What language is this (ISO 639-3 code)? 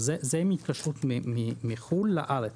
heb